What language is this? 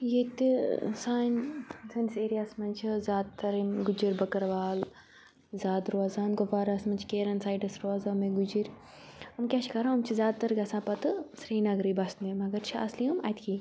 Kashmiri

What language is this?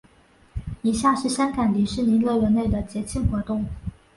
Chinese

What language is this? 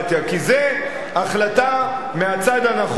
Hebrew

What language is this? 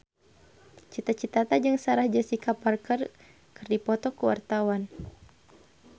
Sundanese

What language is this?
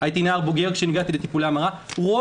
Hebrew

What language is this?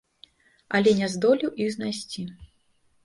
Belarusian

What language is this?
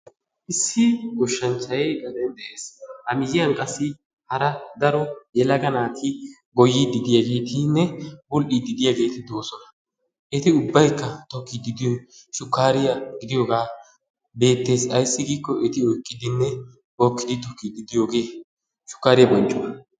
Wolaytta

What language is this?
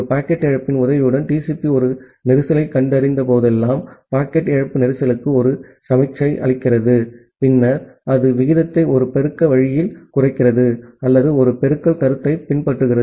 Tamil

